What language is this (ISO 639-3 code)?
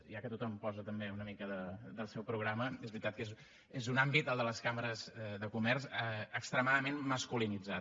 cat